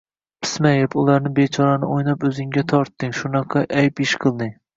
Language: Uzbek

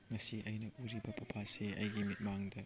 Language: Manipuri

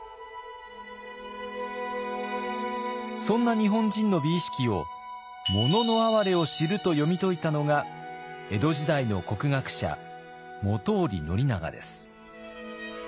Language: Japanese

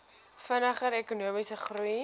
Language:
Afrikaans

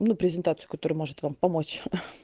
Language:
Russian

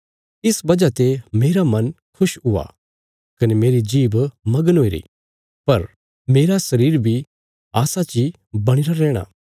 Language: Bilaspuri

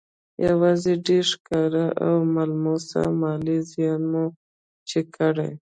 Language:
Pashto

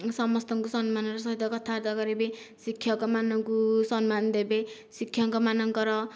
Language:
Odia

